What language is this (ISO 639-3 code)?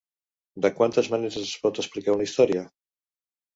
cat